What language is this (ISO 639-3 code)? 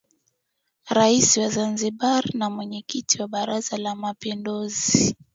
swa